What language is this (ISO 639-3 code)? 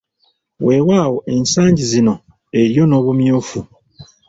lug